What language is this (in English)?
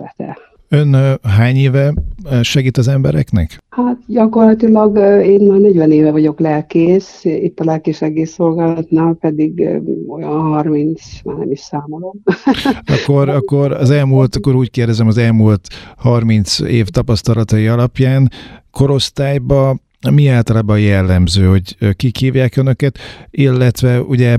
Hungarian